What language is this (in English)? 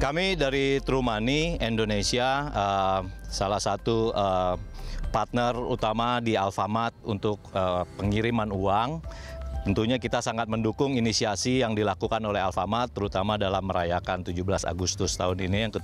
Indonesian